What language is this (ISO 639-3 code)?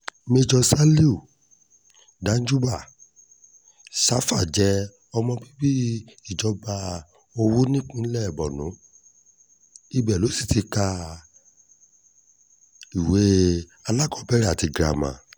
yor